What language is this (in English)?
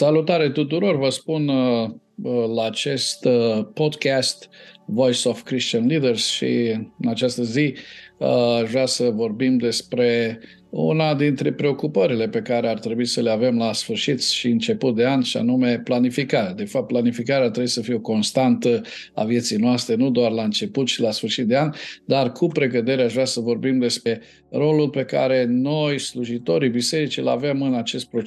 Romanian